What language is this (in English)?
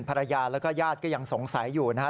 Thai